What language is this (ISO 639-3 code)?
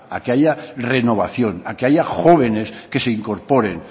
spa